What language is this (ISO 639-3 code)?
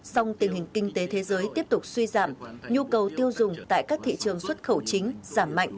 vie